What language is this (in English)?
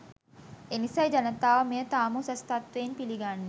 Sinhala